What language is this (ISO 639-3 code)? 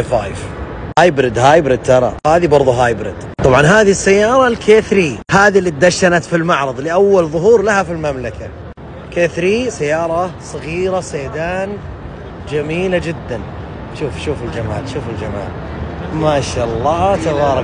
ara